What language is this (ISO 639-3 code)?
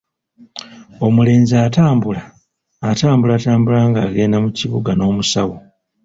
lug